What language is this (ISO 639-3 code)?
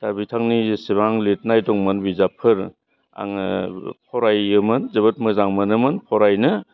brx